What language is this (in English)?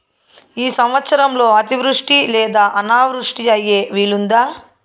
Telugu